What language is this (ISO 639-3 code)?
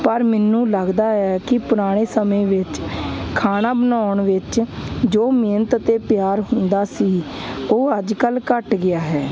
pan